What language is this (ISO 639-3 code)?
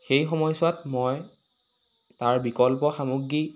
asm